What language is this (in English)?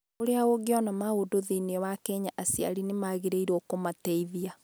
Kikuyu